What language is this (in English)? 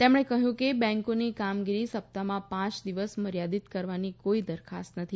Gujarati